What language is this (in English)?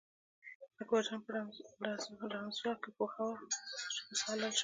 Pashto